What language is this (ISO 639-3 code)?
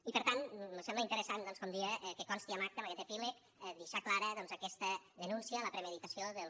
cat